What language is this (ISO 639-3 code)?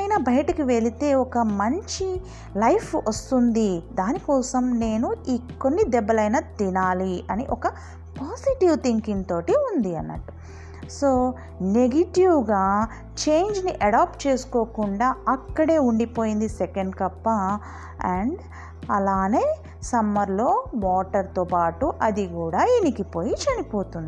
tel